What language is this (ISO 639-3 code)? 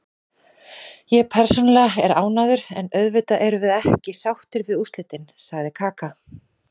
isl